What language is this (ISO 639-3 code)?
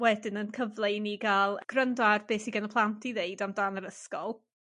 cym